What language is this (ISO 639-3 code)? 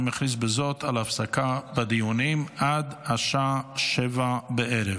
heb